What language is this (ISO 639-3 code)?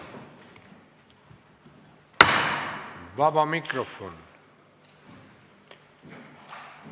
est